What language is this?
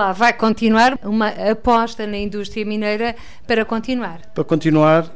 Portuguese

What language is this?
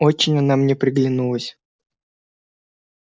Russian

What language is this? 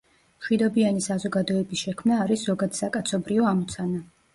Georgian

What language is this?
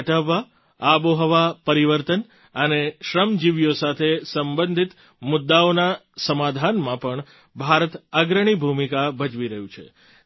Gujarati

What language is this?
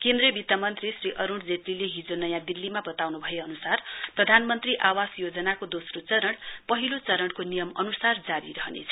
Nepali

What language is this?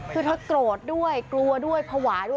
Thai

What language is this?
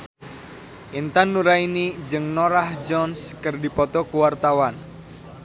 Sundanese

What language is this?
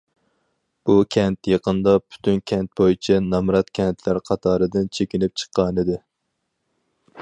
Uyghur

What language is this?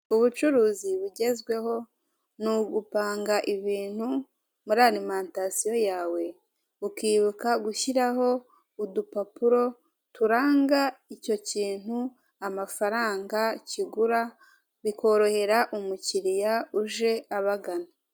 Kinyarwanda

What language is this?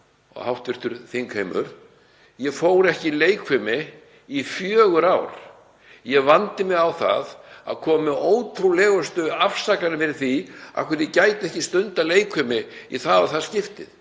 Icelandic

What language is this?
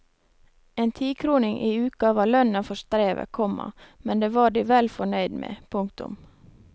Norwegian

